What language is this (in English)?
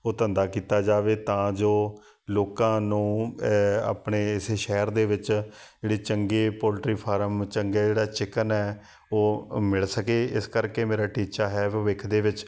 Punjabi